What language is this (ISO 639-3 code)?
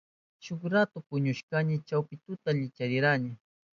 qup